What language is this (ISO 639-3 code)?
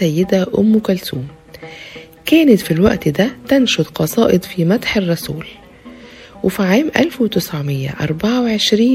ara